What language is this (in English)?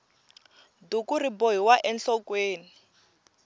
Tsonga